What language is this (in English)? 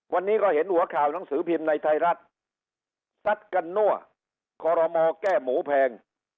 Thai